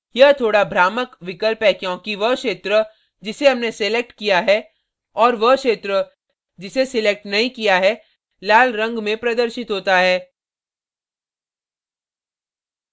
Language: Hindi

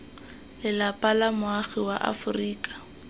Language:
Tswana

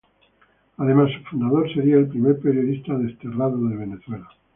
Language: Spanish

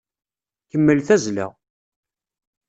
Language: Kabyle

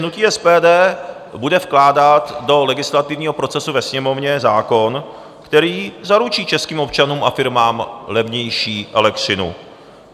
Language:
Czech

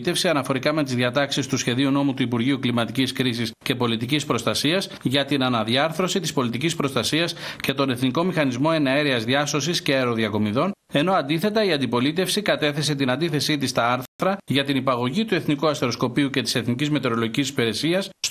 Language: Greek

